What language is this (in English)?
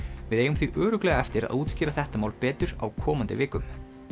Icelandic